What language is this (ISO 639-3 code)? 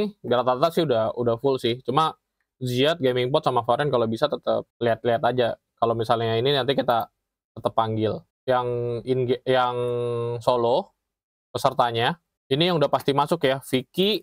ind